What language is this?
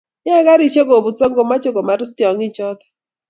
Kalenjin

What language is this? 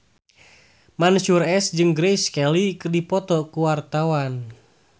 Sundanese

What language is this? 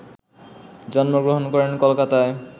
Bangla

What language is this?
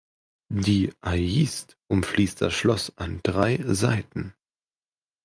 German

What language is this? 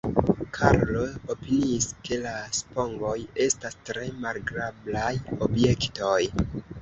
Esperanto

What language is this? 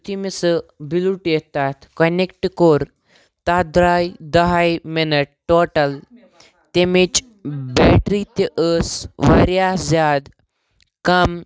Kashmiri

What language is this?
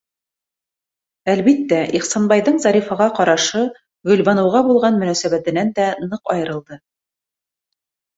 Bashkir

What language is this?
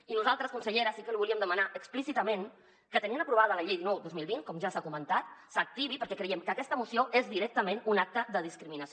Catalan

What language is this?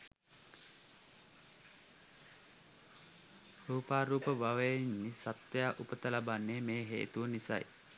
Sinhala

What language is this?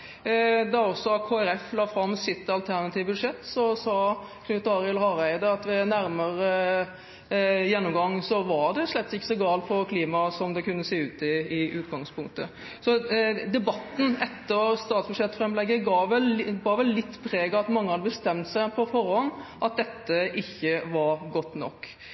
Norwegian Bokmål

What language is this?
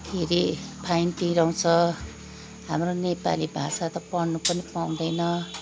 Nepali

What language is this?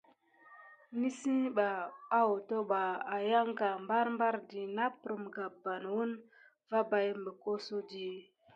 Gidar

